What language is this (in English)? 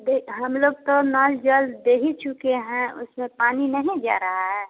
Hindi